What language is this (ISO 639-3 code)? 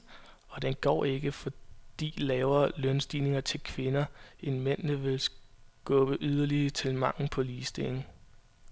dan